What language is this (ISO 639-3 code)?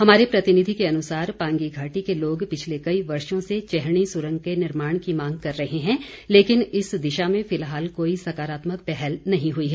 hin